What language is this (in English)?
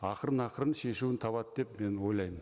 Kazakh